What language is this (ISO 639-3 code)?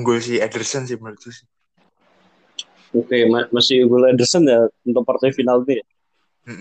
ind